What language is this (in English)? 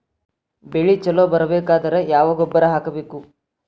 Kannada